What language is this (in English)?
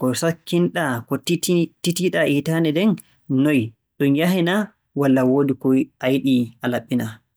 Borgu Fulfulde